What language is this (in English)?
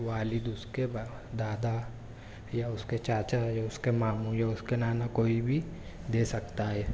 Urdu